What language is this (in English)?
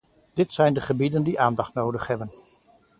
Dutch